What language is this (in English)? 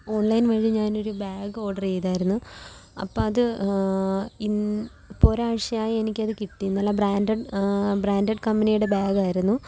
Malayalam